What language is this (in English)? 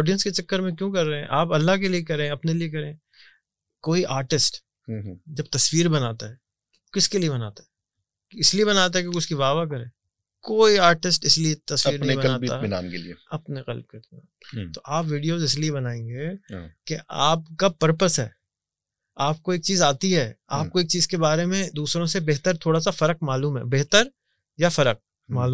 Urdu